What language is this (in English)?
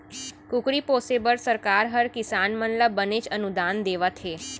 Chhattisgarhi